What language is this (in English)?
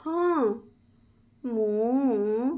Odia